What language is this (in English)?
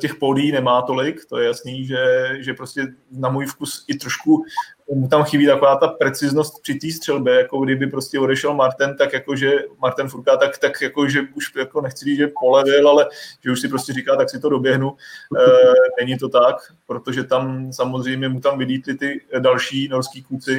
Czech